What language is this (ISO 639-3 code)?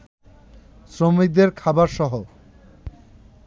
ben